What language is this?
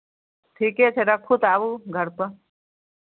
Maithili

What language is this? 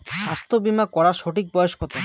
Bangla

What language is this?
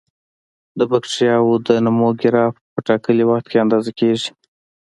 Pashto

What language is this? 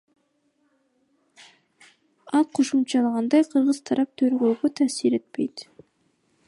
Kyrgyz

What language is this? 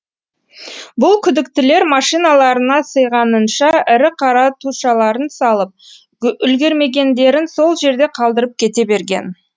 Kazakh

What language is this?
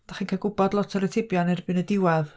Welsh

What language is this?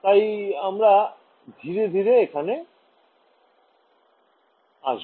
Bangla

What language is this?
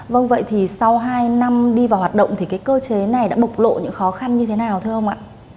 Vietnamese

